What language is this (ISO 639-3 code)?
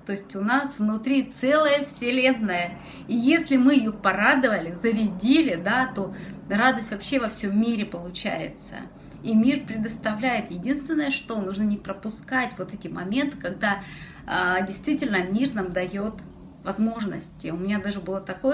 rus